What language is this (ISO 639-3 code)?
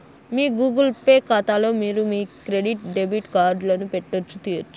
tel